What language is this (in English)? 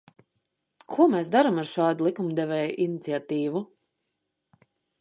Latvian